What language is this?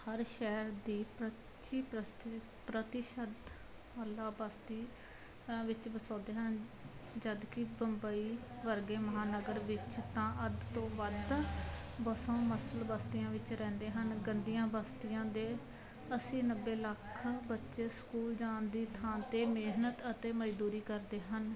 Punjabi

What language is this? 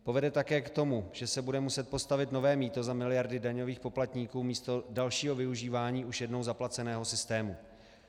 Czech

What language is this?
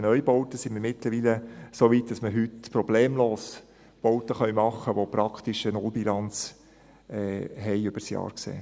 Swiss German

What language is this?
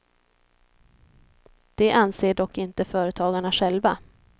Swedish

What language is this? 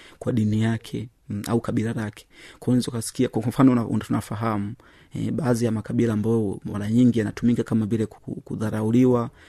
Swahili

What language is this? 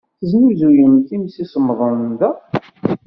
Kabyle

